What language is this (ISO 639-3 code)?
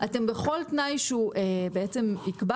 heb